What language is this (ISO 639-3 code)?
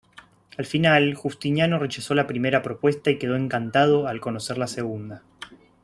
spa